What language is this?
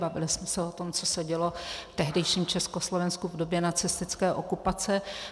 Czech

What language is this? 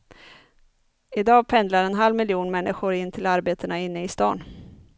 Swedish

